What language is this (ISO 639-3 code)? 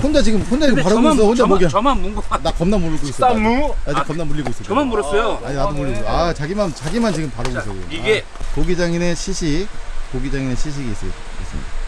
kor